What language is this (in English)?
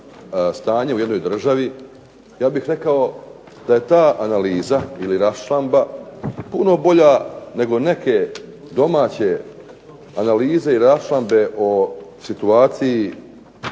Croatian